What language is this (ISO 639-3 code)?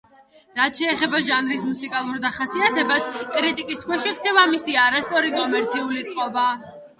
kat